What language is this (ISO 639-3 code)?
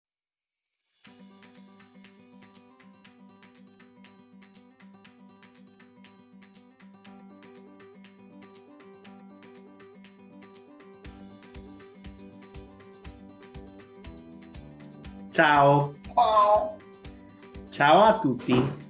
ita